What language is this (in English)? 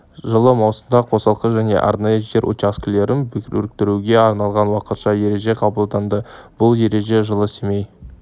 Kazakh